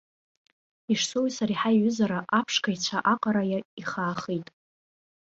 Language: Abkhazian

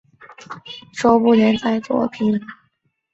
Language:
Chinese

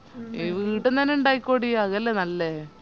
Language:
Malayalam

